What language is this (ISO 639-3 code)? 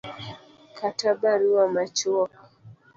luo